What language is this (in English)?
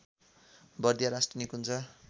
Nepali